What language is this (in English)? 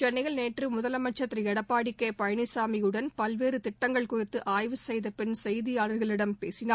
Tamil